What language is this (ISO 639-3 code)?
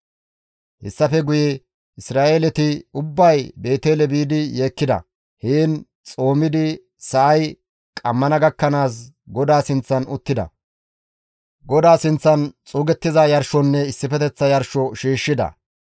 gmv